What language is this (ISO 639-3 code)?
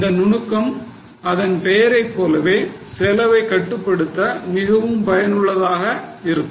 tam